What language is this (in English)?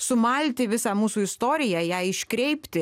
Lithuanian